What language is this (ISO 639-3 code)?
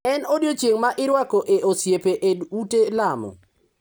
luo